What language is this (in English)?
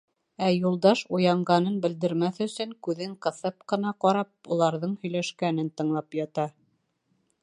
Bashkir